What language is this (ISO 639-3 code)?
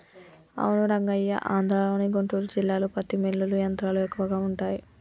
tel